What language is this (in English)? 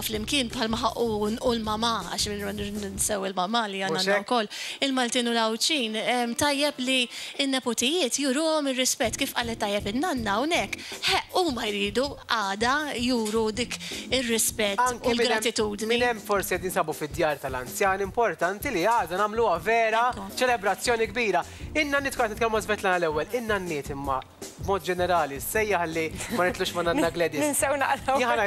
Arabic